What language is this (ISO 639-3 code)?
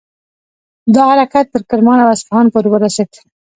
pus